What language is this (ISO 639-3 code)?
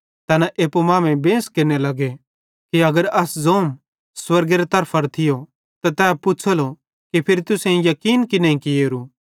bhd